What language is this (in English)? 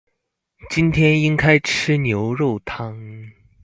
Chinese